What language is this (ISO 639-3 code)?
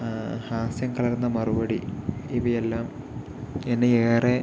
mal